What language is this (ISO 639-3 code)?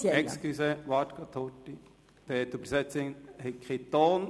gsw